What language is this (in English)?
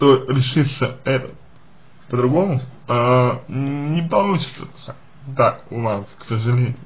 Russian